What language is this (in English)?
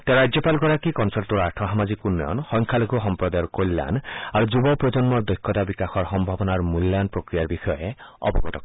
Assamese